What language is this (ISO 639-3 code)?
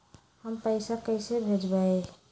mag